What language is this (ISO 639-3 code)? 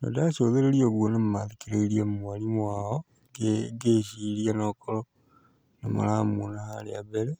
kik